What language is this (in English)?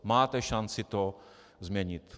Czech